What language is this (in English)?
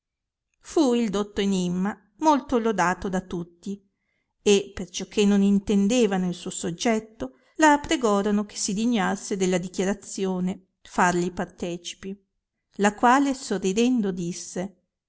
Italian